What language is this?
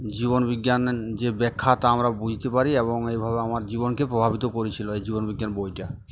Bangla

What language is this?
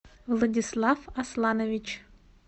Russian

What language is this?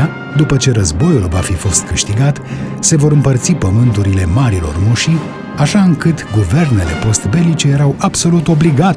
Romanian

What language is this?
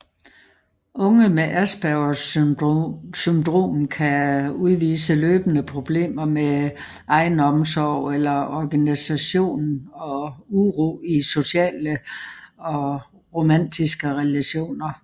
Danish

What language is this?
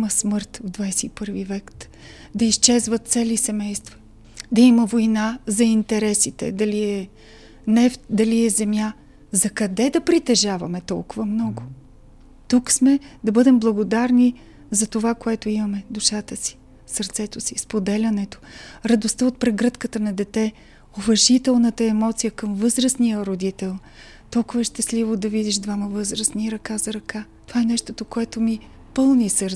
Bulgarian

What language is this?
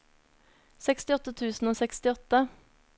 Norwegian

